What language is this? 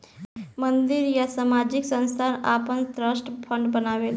Bhojpuri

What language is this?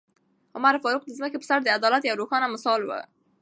Pashto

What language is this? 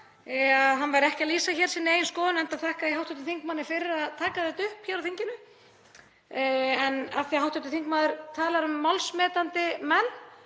Icelandic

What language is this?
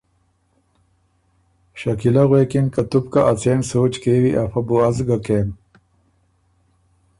Ormuri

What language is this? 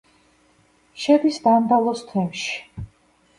Georgian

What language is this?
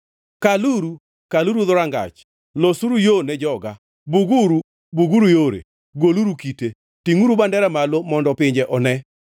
Luo (Kenya and Tanzania)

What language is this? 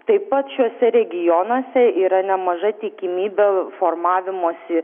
Lithuanian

